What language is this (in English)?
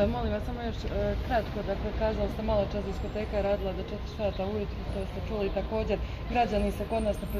Croatian